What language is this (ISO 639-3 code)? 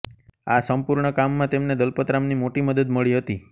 guj